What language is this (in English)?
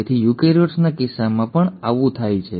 Gujarati